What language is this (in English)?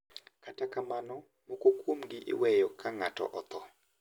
Luo (Kenya and Tanzania)